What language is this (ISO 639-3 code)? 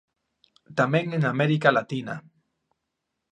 glg